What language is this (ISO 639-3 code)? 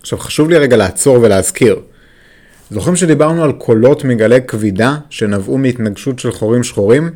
heb